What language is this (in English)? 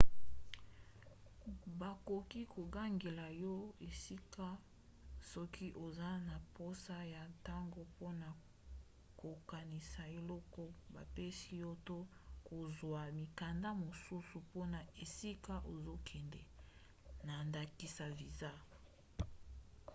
Lingala